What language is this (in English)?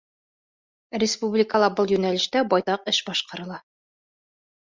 Bashkir